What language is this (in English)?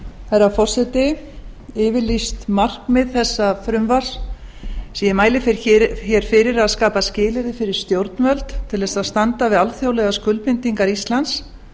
Icelandic